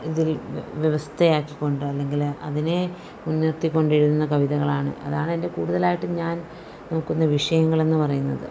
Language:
Malayalam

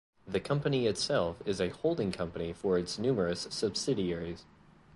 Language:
English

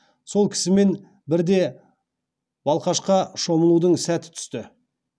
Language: Kazakh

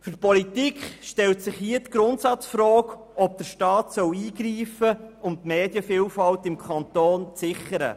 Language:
Swiss German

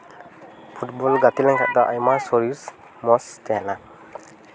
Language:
Santali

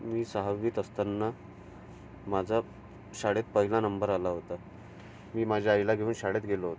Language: Marathi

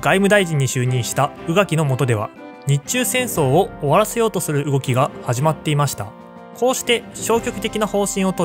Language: Japanese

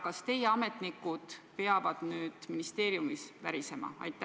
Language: Estonian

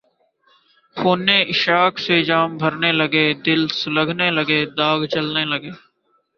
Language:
Urdu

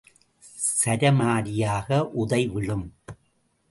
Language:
Tamil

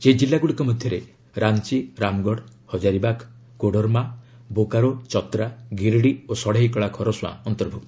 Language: Odia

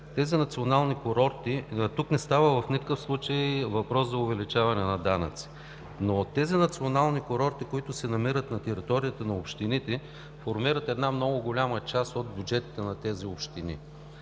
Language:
Bulgarian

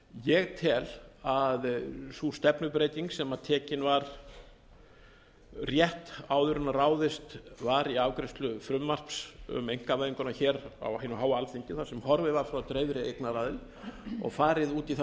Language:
Icelandic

